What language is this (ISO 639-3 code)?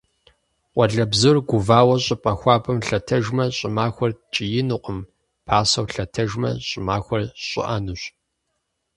kbd